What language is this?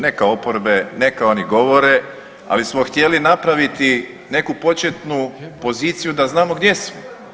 Croatian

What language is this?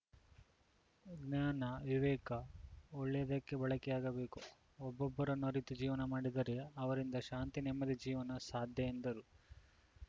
Kannada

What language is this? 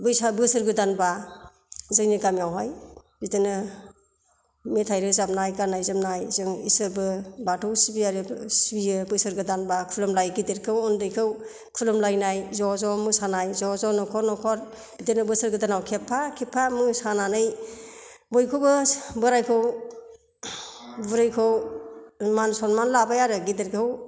Bodo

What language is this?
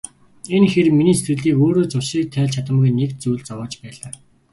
Mongolian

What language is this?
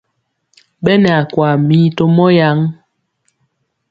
Mpiemo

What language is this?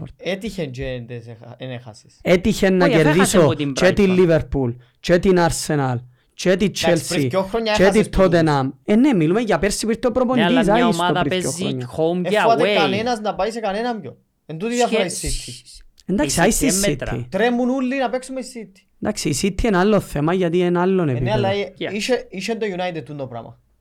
Greek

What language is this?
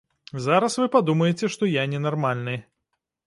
Belarusian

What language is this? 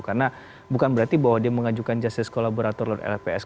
Indonesian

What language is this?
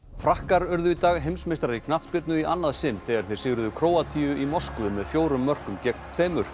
Icelandic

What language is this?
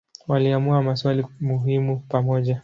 Swahili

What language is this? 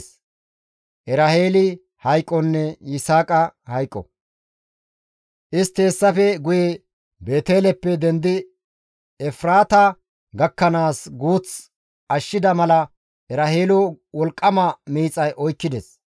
Gamo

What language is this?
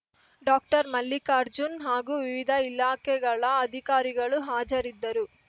Kannada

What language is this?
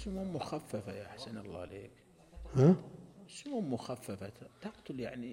Arabic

